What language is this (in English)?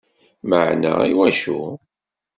Kabyle